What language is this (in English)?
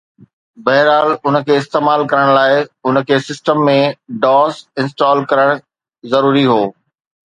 Sindhi